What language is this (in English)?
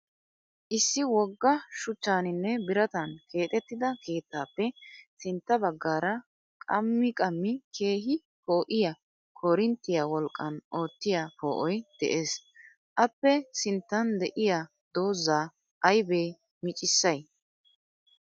Wolaytta